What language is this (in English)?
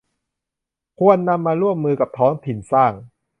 Thai